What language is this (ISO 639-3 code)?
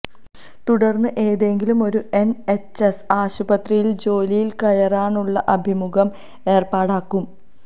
mal